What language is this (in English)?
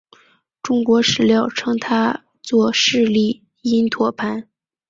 Chinese